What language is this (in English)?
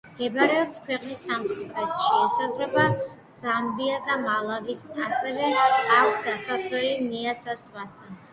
Georgian